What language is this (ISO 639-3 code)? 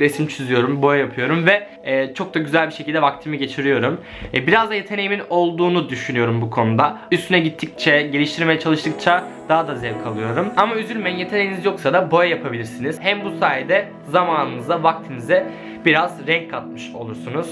tur